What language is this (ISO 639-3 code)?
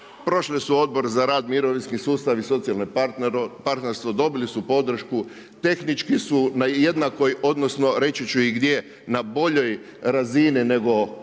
hrv